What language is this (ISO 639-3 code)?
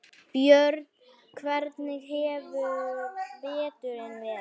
isl